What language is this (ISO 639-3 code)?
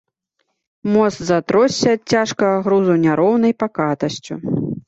bel